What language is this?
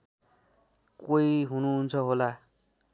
Nepali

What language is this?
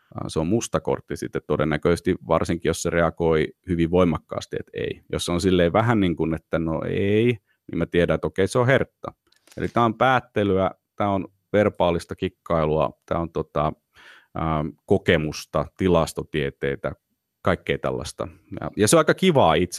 Finnish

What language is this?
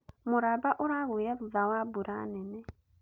Kikuyu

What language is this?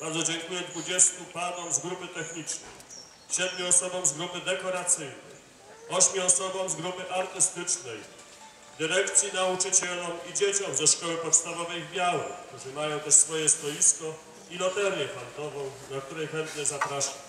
Polish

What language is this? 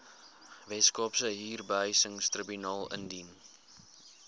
Afrikaans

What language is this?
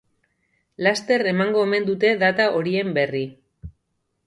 Basque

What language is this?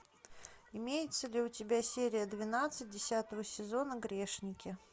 Russian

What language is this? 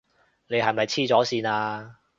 Cantonese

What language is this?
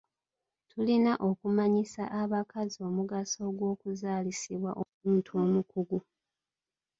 Ganda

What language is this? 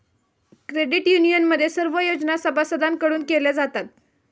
Marathi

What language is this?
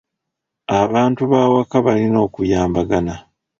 Ganda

